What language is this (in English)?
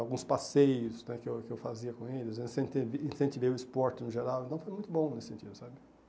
Portuguese